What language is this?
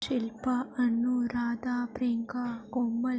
Dogri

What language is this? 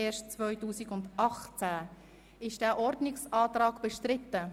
Swiss German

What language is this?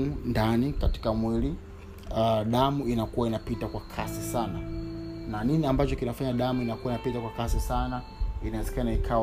Swahili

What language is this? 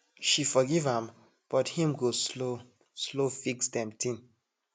Nigerian Pidgin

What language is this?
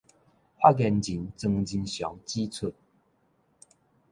Min Nan Chinese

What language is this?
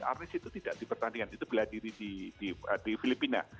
Indonesian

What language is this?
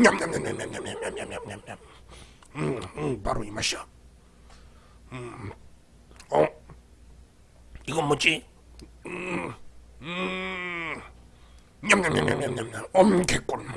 Korean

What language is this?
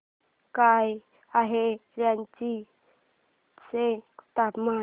Marathi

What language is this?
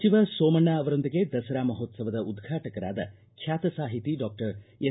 Kannada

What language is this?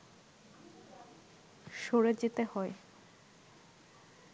Bangla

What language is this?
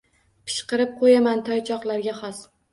Uzbek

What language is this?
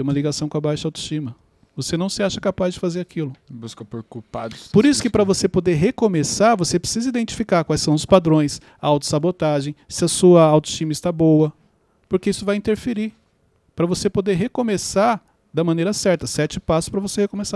Portuguese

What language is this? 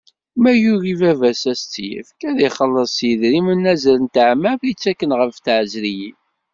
Kabyle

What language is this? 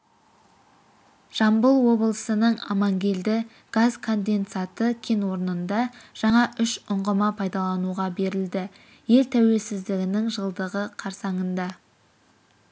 Kazakh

